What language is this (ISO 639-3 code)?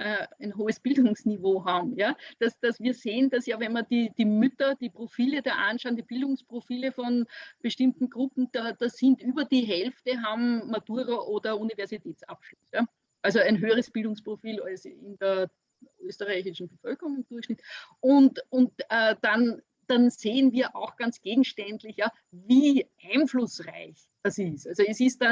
deu